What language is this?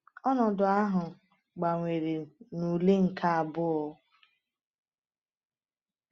Igbo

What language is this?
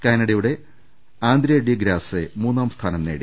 Malayalam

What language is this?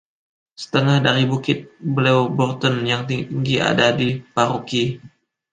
Indonesian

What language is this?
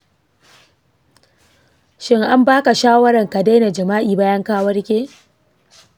Hausa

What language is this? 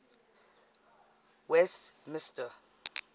English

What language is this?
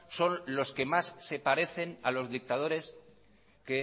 Spanish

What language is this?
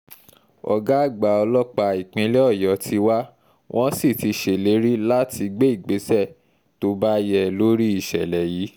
Yoruba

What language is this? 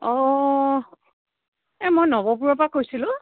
Assamese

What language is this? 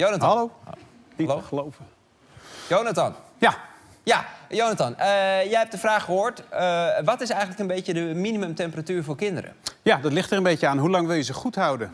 Dutch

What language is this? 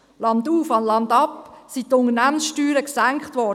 Swiss German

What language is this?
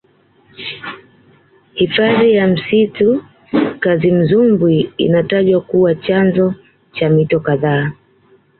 Swahili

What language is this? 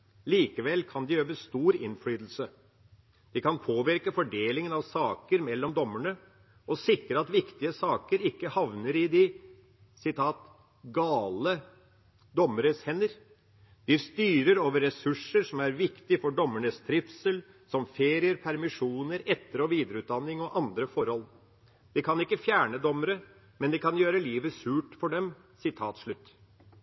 Norwegian Bokmål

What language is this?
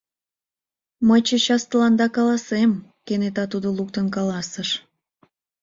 Mari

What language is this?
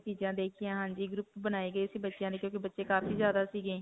Punjabi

